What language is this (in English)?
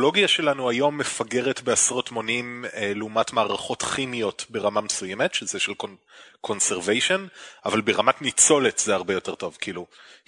Hebrew